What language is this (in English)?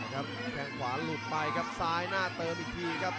Thai